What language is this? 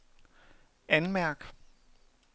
Danish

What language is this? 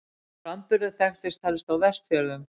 Icelandic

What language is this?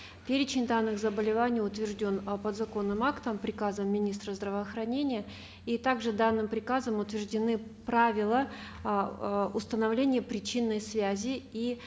Kazakh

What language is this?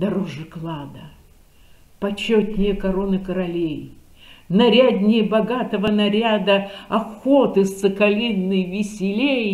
Russian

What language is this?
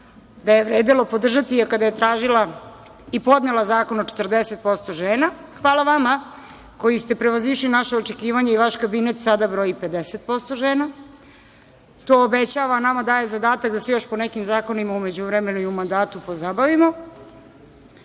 Serbian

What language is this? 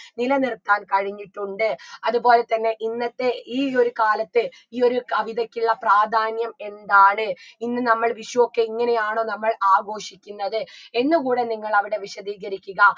Malayalam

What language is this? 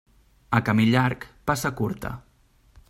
Catalan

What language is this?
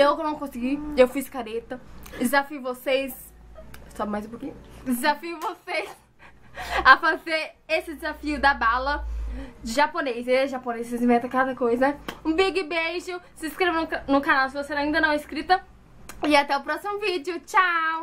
Portuguese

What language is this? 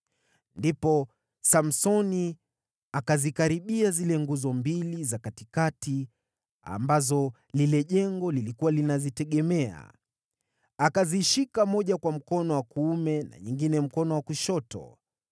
Swahili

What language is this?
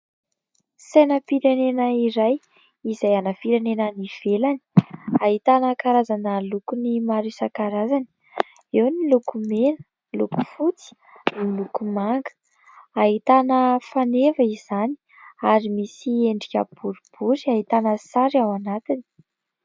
Malagasy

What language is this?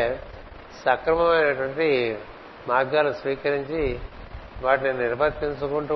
Telugu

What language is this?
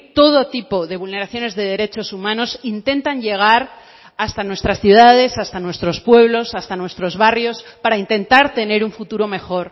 Spanish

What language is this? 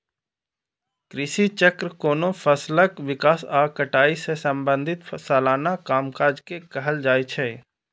Maithili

